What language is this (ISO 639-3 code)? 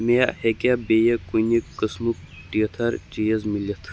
kas